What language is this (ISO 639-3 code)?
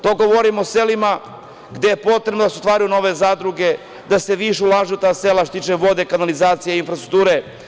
srp